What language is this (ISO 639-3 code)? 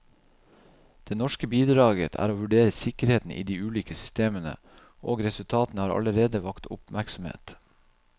nor